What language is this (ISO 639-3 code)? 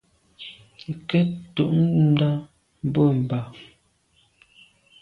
byv